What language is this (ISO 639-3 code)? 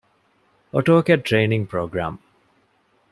div